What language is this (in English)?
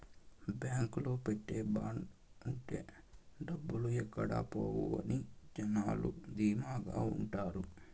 Telugu